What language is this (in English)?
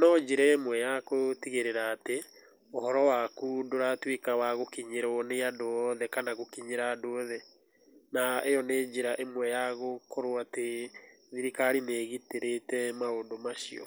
Kikuyu